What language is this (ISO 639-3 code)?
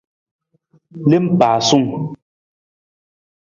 nmz